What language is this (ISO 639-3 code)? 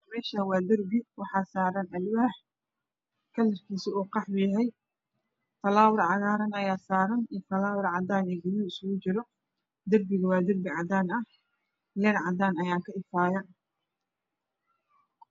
som